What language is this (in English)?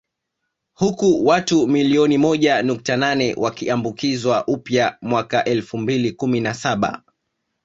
Swahili